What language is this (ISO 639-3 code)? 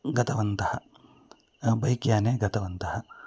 san